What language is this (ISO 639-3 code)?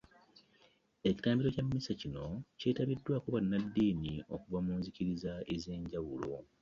lug